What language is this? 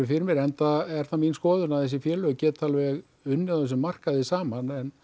Icelandic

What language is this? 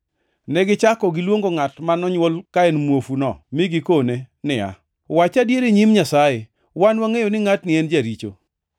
Luo (Kenya and Tanzania)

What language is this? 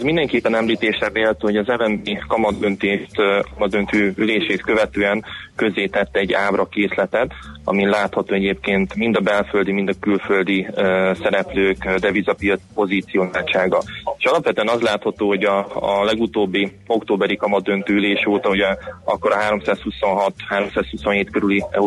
Hungarian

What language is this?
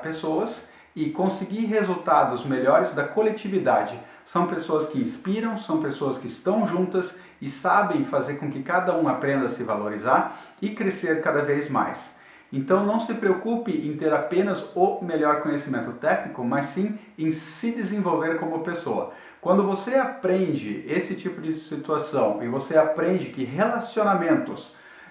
Portuguese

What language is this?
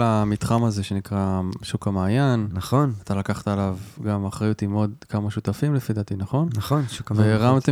Hebrew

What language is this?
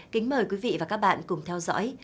Vietnamese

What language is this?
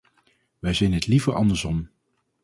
Dutch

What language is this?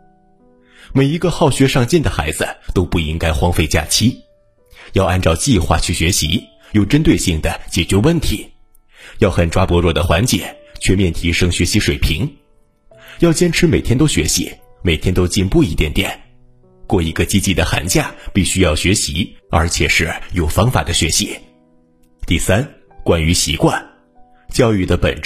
Chinese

